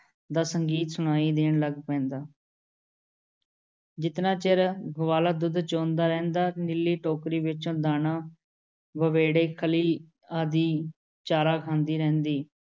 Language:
Punjabi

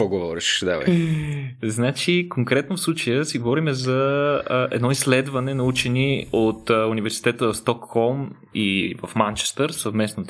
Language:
Bulgarian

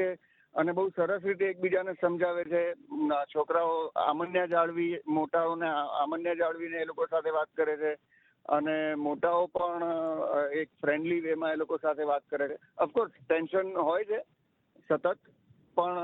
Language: Gujarati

